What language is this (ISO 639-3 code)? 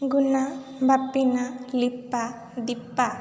ori